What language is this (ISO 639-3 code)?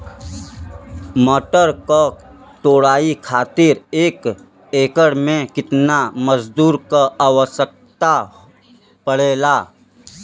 bho